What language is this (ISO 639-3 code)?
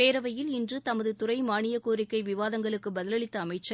tam